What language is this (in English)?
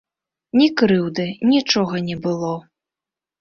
Belarusian